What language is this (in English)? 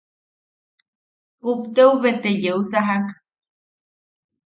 Yaqui